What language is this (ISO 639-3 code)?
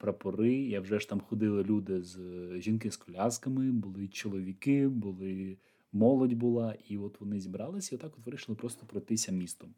ukr